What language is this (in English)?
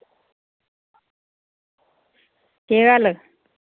Dogri